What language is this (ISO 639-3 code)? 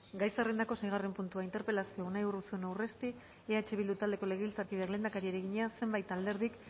eus